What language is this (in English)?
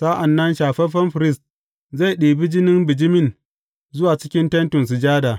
Hausa